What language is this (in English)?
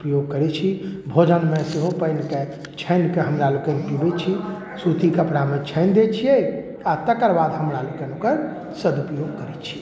Maithili